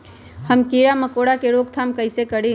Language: Magahi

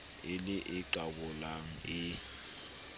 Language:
Southern Sotho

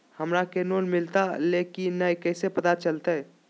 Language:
Magahi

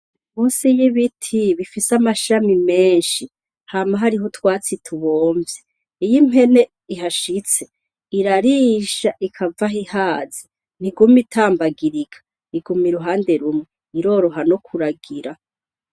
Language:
Rundi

